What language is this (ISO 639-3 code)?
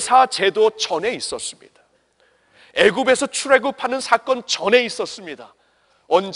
kor